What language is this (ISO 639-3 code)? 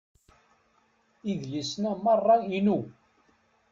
kab